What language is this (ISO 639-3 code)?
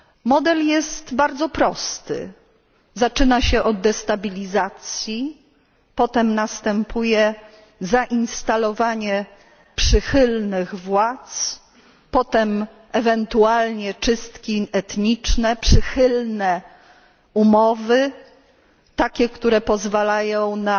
pol